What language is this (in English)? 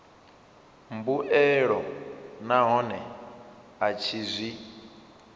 Venda